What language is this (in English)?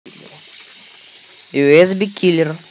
Russian